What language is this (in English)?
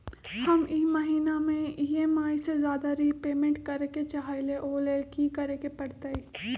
Magahi